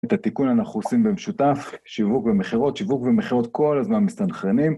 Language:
Hebrew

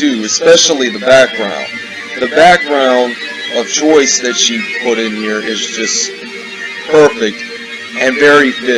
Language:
English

